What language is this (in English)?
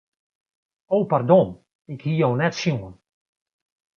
Western Frisian